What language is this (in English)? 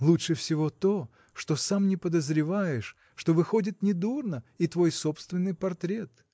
Russian